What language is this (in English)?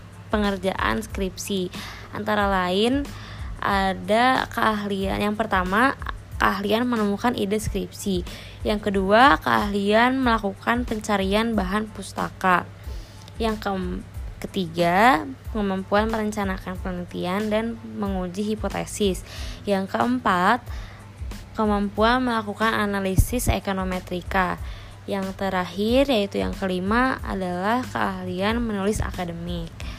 Indonesian